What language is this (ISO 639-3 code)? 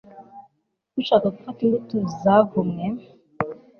kin